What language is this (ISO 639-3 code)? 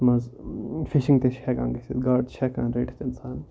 kas